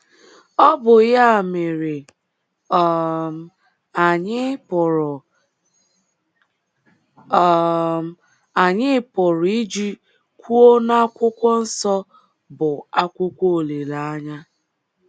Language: Igbo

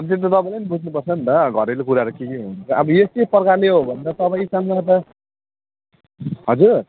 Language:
Nepali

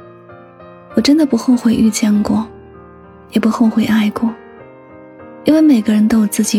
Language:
Chinese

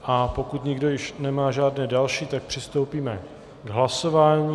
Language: Czech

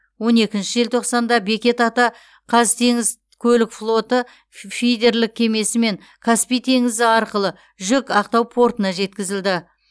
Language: Kazakh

